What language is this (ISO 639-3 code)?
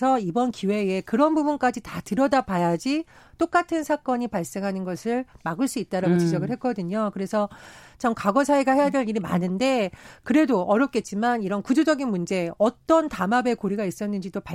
kor